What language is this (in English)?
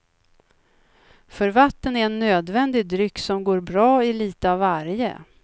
Swedish